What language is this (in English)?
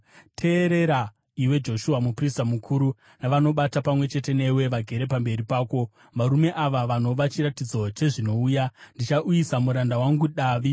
Shona